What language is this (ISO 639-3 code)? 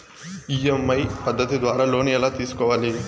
tel